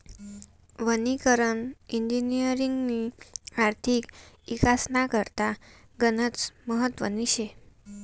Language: Marathi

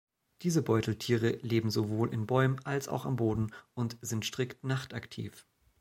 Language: German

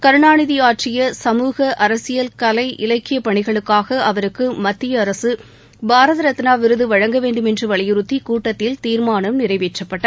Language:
Tamil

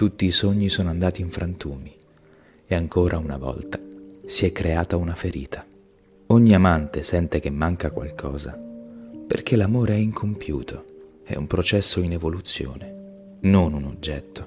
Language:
Italian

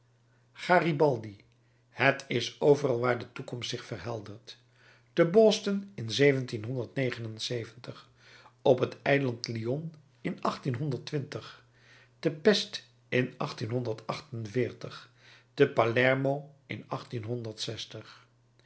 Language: Dutch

